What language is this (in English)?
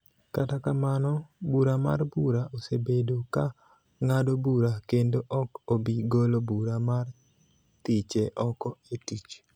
Luo (Kenya and Tanzania)